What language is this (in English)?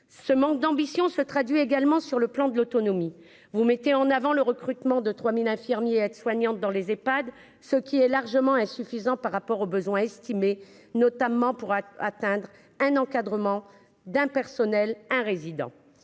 French